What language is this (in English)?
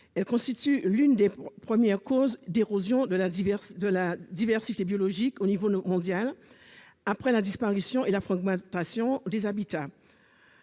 French